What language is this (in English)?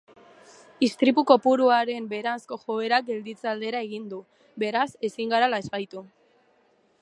Basque